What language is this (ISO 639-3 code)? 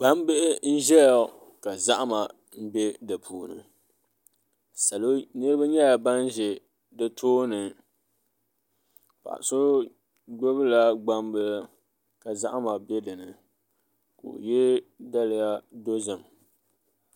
dag